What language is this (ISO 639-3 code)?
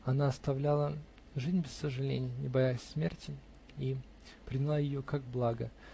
rus